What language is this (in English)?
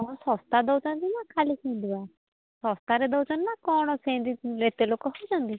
Odia